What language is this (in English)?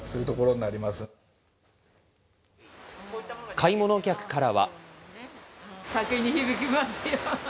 Japanese